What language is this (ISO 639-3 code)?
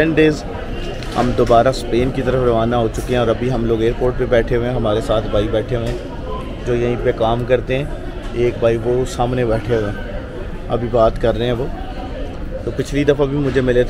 hin